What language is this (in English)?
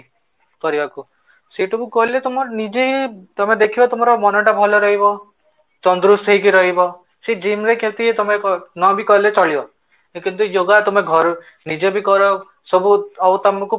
Odia